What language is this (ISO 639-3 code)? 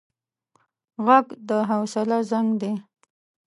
pus